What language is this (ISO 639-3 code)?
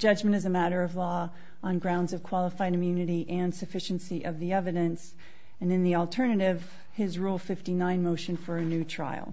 eng